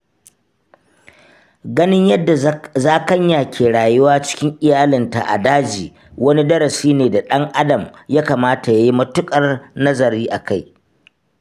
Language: Hausa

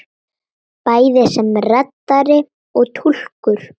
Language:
Icelandic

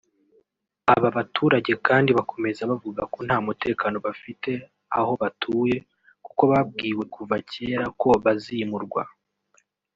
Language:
Kinyarwanda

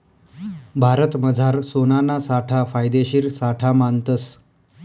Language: Marathi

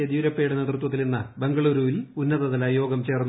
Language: Malayalam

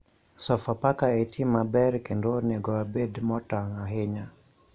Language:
Luo (Kenya and Tanzania)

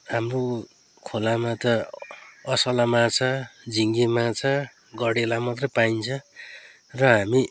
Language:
Nepali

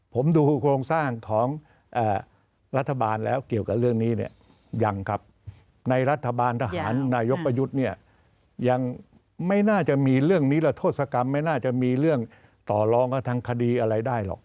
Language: Thai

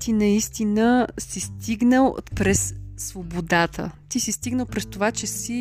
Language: Bulgarian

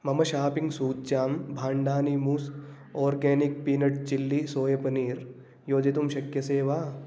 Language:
Sanskrit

